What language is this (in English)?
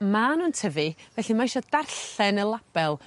Welsh